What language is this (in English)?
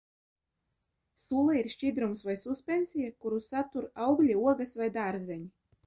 Latvian